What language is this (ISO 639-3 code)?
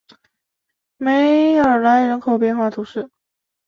zho